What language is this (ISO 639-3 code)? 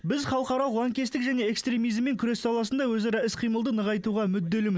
kaz